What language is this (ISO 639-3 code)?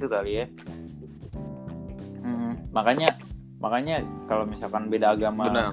ind